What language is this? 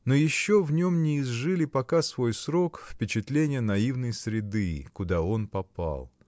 Russian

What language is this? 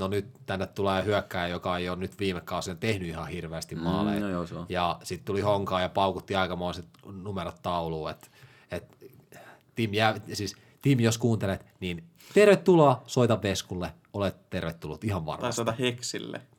Finnish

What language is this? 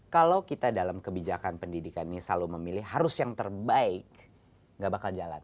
Indonesian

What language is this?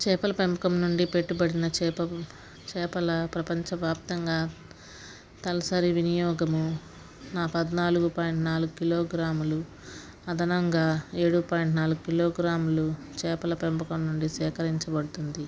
Telugu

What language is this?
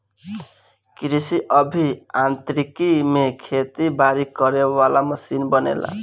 Bhojpuri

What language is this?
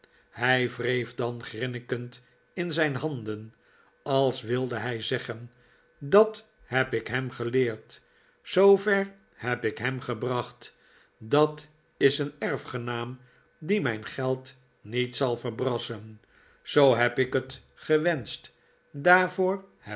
Dutch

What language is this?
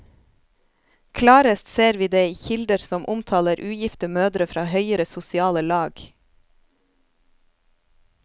Norwegian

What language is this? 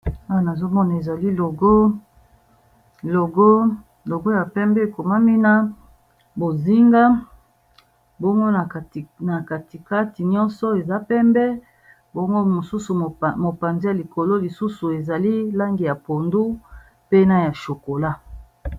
Lingala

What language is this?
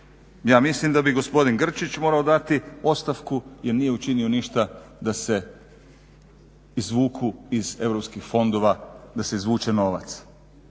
Croatian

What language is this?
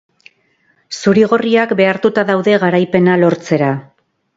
Basque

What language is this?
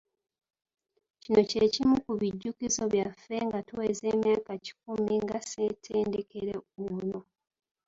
Ganda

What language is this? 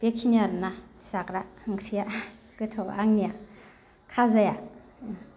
Bodo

